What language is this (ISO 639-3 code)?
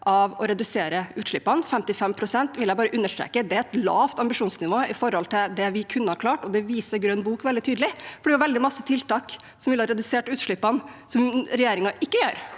nor